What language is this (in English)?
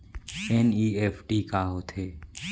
Chhattisgarhi